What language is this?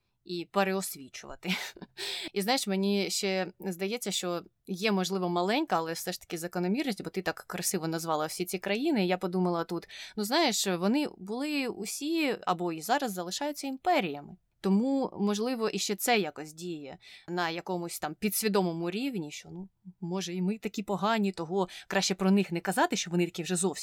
Ukrainian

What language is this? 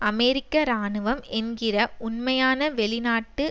Tamil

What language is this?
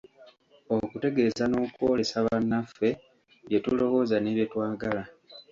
Ganda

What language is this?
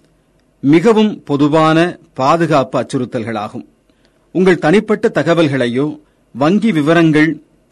Tamil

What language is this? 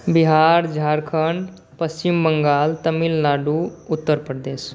Maithili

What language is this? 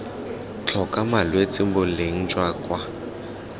Tswana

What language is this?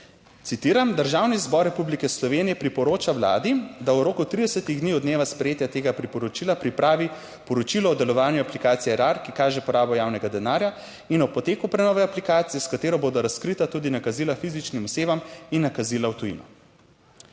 Slovenian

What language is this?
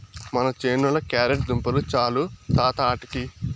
Telugu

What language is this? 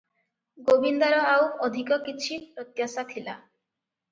Odia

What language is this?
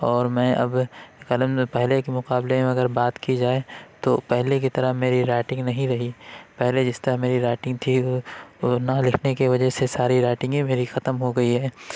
Urdu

